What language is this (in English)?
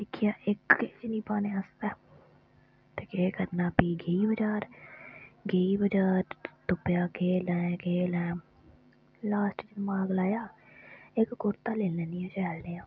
Dogri